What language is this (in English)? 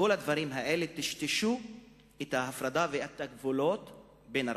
Hebrew